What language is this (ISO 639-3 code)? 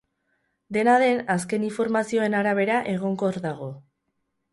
eus